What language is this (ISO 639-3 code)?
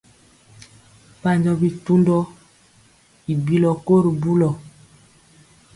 mcx